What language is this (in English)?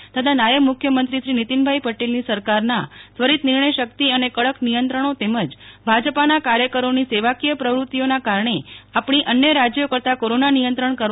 Gujarati